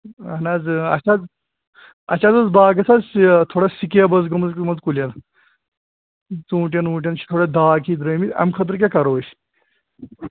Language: Kashmiri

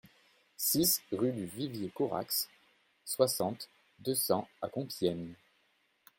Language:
French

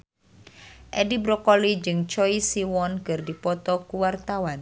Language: Sundanese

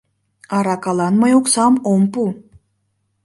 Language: Mari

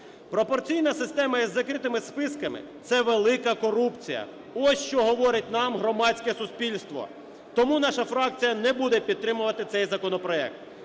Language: Ukrainian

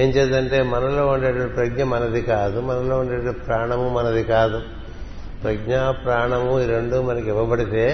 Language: Telugu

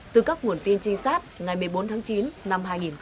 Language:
Vietnamese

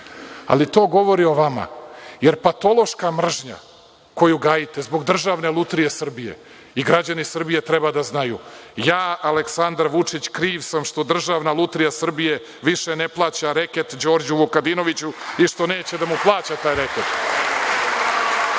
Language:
Serbian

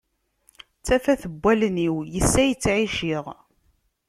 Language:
Kabyle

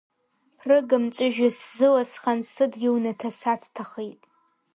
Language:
Abkhazian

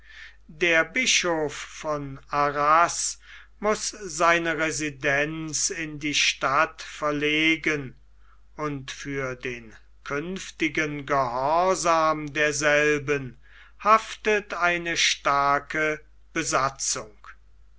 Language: German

